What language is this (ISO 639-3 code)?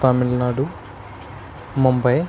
kas